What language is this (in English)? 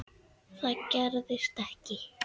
Icelandic